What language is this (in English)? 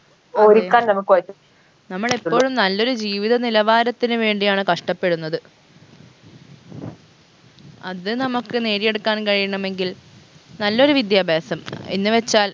Malayalam